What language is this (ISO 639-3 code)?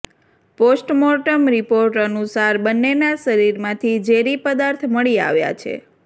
guj